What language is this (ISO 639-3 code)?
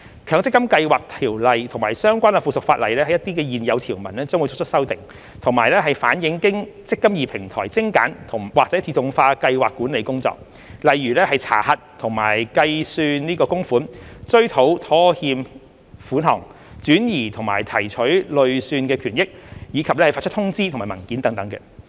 yue